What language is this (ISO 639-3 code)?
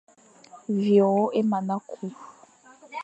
fan